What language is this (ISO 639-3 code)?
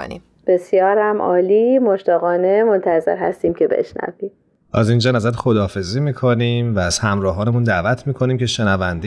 fas